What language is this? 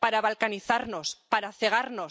Spanish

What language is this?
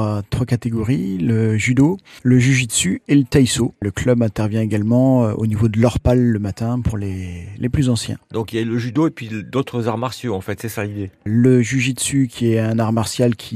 French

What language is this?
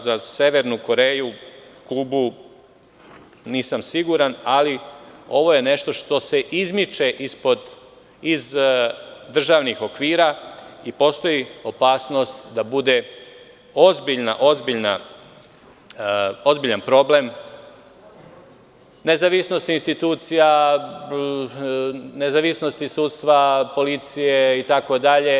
Serbian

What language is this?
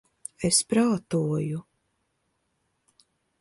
Latvian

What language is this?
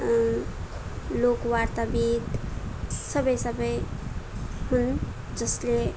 Nepali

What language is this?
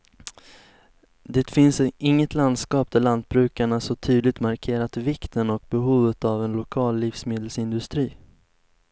Swedish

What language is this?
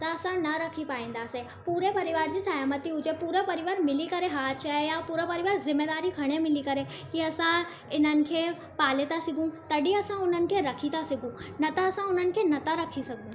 Sindhi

